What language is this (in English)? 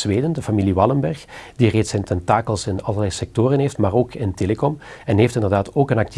Dutch